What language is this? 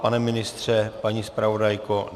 Czech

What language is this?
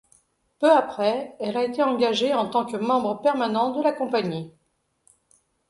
French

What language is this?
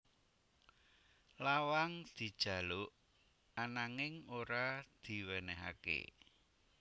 Javanese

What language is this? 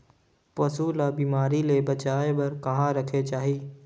Chhattisgarhi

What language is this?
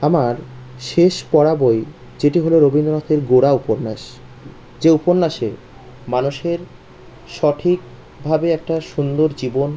Bangla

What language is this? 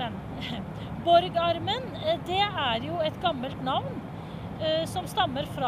Norwegian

